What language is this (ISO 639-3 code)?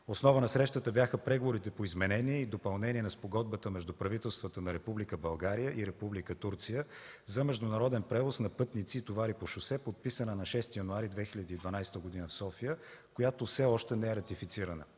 bul